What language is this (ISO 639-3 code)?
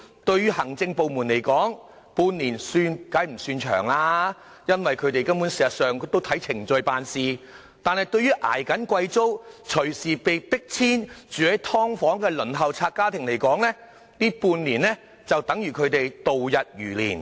yue